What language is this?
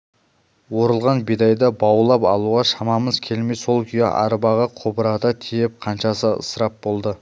Kazakh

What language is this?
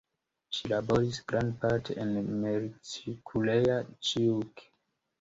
Esperanto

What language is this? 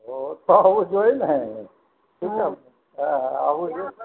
Gujarati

